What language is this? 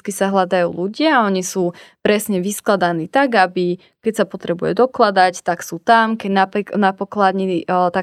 Slovak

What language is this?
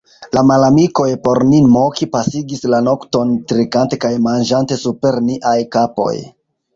Esperanto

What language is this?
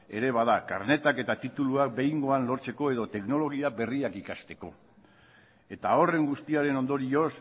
Basque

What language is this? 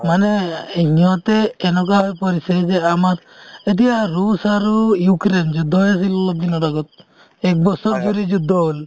Assamese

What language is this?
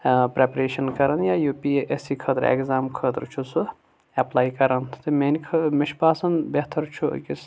Kashmiri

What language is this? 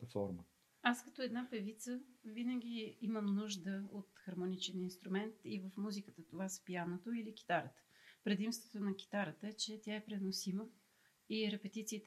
Bulgarian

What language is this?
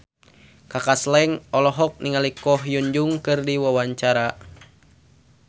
Sundanese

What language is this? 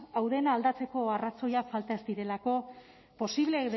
Basque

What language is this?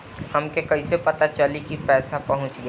Bhojpuri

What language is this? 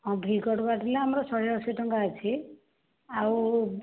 Odia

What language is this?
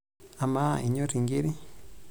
Masai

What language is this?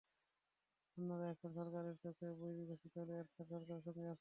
Bangla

